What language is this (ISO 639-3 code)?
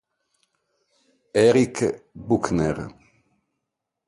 ita